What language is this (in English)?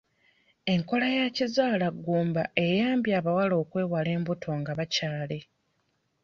Ganda